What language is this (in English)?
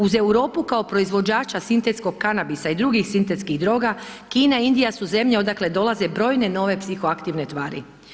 Croatian